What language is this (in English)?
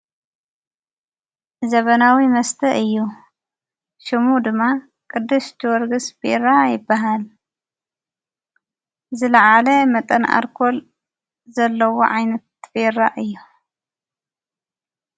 Tigrinya